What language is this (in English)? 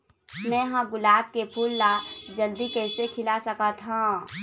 Chhattisgarhi